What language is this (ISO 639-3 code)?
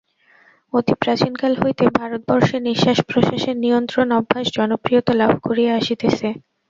ben